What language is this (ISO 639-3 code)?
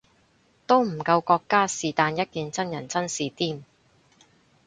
yue